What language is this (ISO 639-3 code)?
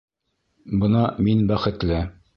bak